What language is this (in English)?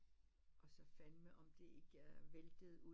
Danish